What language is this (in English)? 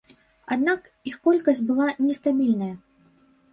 Belarusian